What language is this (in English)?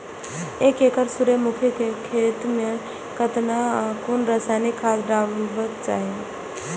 Maithili